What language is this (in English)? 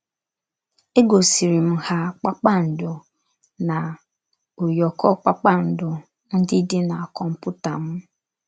Igbo